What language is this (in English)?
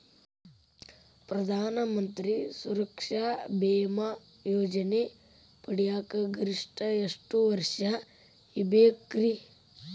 Kannada